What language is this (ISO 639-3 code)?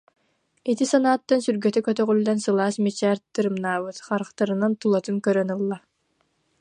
sah